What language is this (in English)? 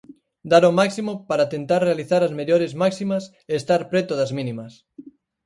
Galician